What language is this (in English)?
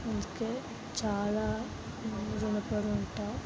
Telugu